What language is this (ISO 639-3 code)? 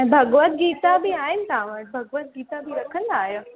snd